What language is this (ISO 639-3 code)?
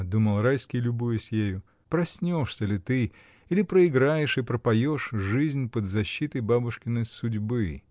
rus